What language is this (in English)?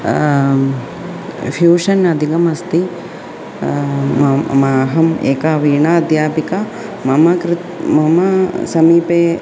Sanskrit